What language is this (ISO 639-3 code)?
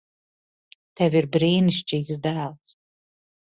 lav